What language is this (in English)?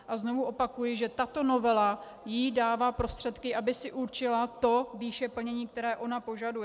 Czech